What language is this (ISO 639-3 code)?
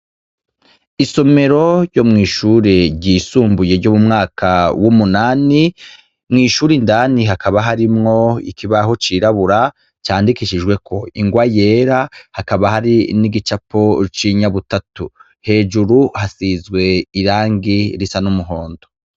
run